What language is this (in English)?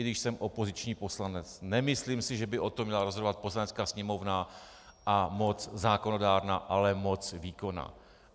Czech